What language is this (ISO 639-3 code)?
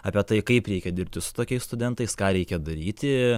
lit